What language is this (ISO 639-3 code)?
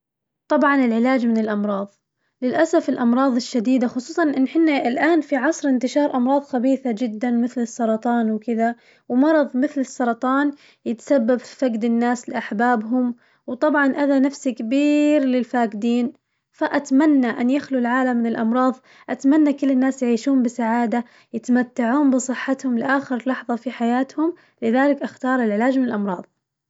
ars